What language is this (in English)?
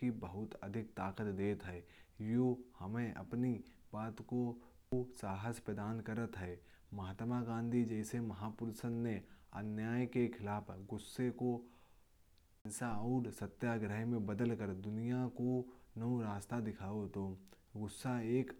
Kanauji